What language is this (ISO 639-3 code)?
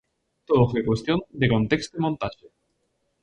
glg